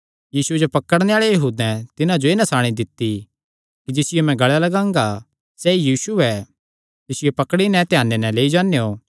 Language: Kangri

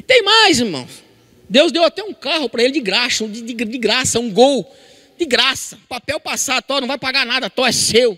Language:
Portuguese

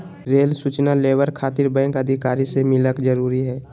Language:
Magahi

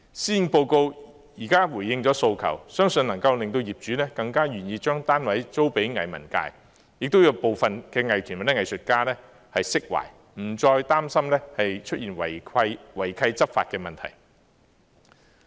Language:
Cantonese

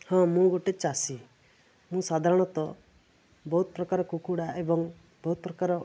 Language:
Odia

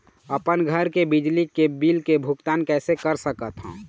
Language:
Chhattisgarhi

